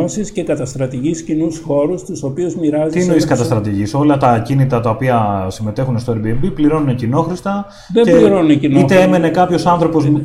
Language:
Greek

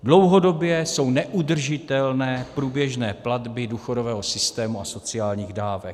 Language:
Czech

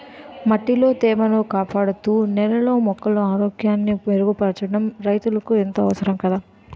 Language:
Telugu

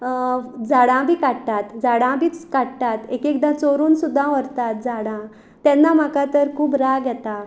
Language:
Konkani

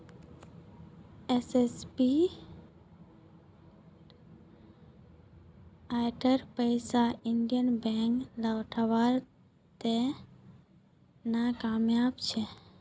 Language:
Magahi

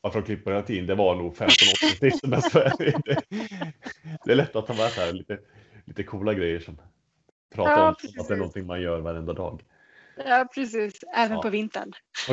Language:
Swedish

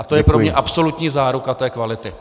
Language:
Czech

